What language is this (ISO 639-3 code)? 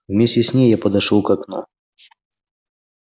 rus